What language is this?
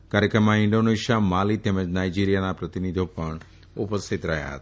Gujarati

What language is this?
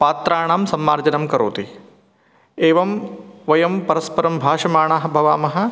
Sanskrit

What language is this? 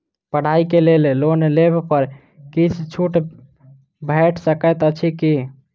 Maithili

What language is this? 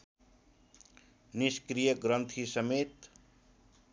Nepali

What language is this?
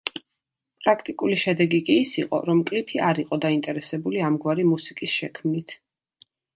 Georgian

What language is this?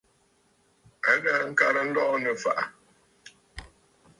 Bafut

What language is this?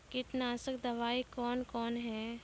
Maithili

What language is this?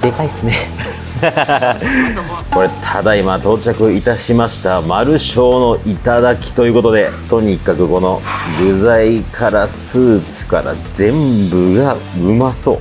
Japanese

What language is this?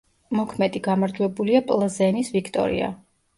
Georgian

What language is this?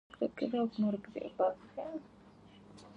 Pashto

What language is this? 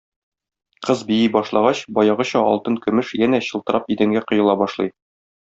Tatar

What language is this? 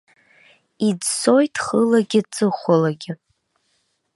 Abkhazian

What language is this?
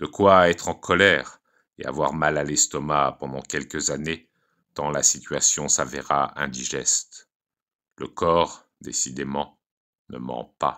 French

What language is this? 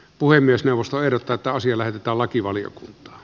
Finnish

